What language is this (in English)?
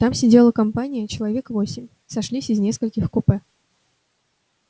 Russian